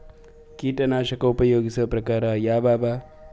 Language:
Kannada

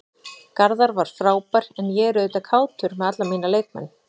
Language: Icelandic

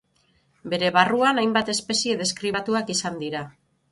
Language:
Basque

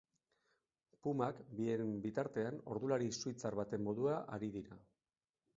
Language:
Basque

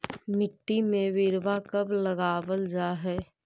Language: Magahi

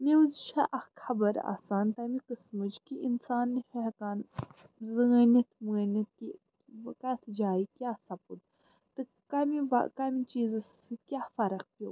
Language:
Kashmiri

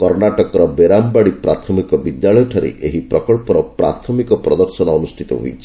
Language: Odia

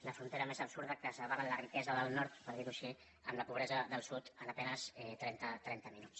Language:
Catalan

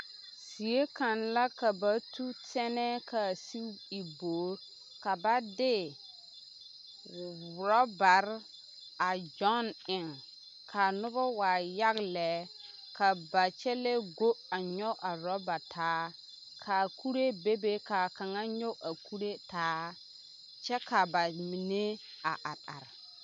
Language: Southern Dagaare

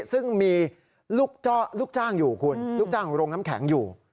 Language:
Thai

